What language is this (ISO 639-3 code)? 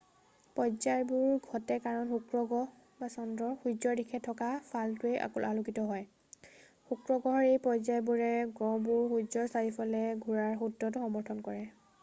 asm